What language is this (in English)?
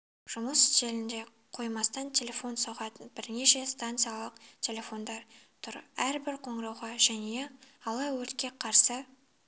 Kazakh